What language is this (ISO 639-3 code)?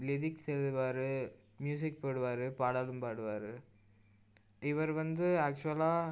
tam